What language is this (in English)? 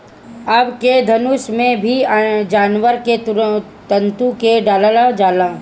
Bhojpuri